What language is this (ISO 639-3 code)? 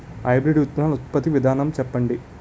tel